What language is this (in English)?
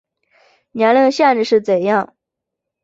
Chinese